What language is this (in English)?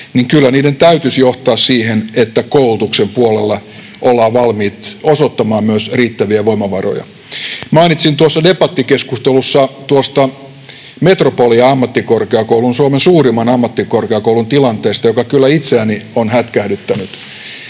Finnish